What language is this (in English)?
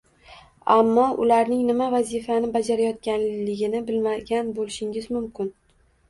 Uzbek